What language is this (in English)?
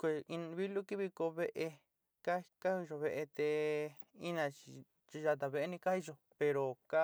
Sinicahua Mixtec